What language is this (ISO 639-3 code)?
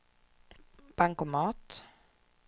swe